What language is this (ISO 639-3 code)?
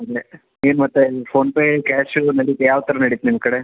kan